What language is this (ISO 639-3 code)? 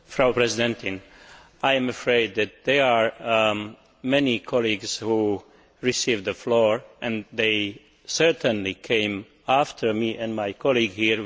eng